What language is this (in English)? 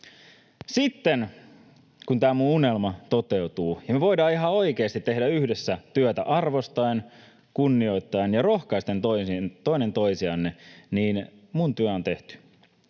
Finnish